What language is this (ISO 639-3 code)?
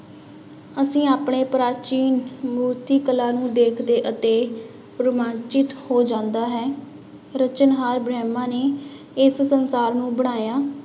pan